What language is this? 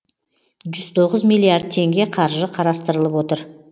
Kazakh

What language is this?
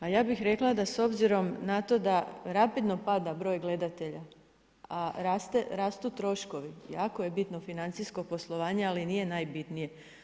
Croatian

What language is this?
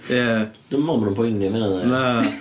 Welsh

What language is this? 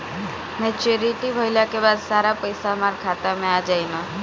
Bhojpuri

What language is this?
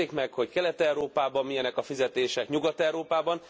Hungarian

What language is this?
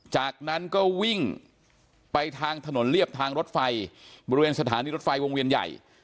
Thai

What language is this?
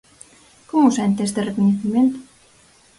Galician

